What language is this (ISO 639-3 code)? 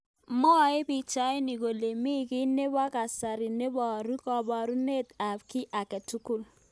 kln